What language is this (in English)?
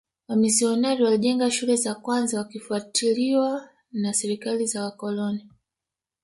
Swahili